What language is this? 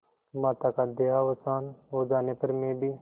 Hindi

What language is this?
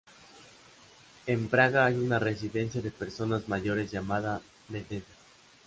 Spanish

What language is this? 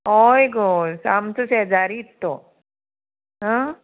Konkani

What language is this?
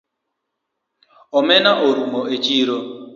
Luo (Kenya and Tanzania)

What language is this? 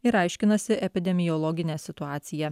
Lithuanian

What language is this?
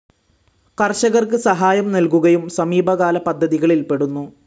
Malayalam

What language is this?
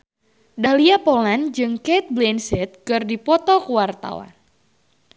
Sundanese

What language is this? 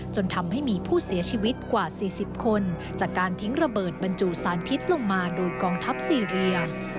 Thai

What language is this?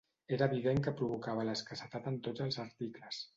Catalan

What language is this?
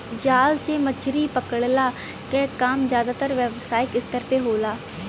Bhojpuri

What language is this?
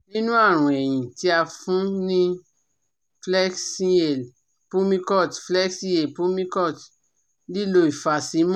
Yoruba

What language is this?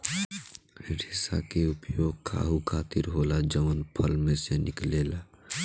Bhojpuri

